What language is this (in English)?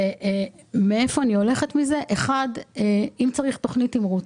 Hebrew